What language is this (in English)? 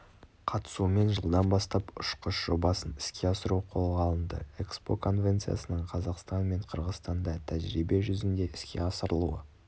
Kazakh